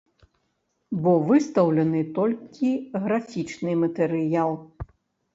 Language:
Belarusian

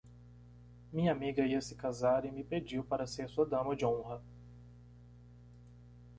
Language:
Portuguese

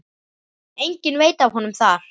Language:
Icelandic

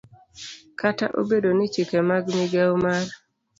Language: Luo (Kenya and Tanzania)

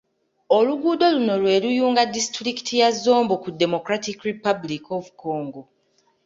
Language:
Ganda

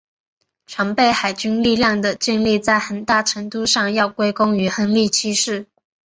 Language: Chinese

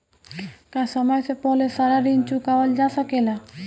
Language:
Bhojpuri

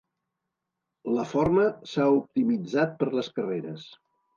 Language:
Catalan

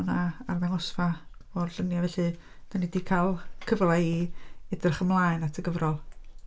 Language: Welsh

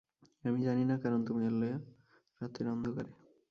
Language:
Bangla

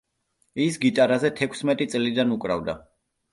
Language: Georgian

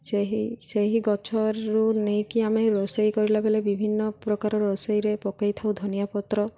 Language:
Odia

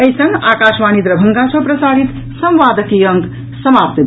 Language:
Maithili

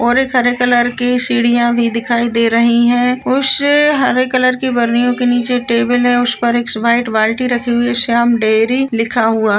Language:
Marwari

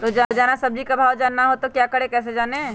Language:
Magahi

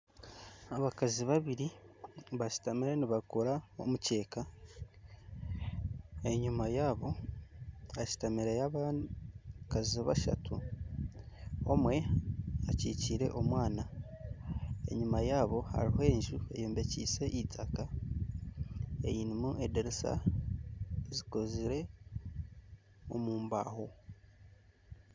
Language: Nyankole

